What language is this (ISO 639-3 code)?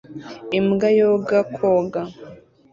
kin